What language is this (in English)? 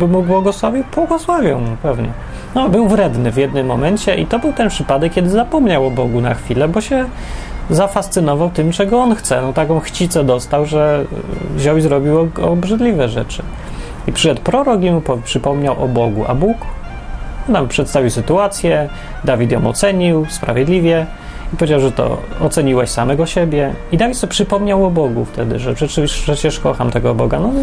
Polish